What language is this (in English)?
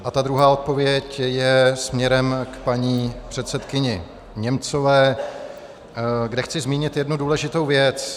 Czech